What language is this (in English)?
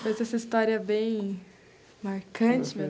Portuguese